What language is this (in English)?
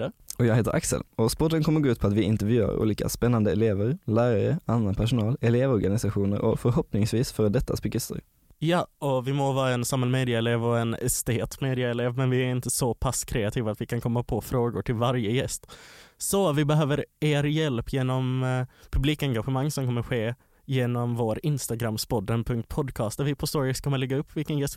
Swedish